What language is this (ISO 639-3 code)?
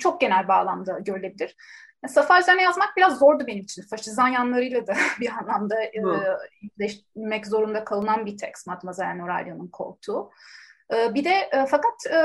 tur